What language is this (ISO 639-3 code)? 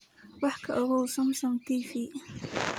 som